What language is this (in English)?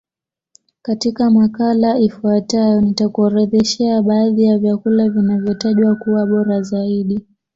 Swahili